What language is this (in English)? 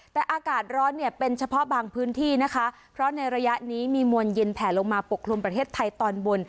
Thai